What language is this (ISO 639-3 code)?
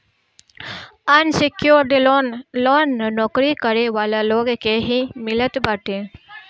bho